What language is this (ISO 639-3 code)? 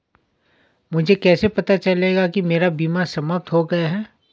hin